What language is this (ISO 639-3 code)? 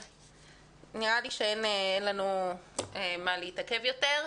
heb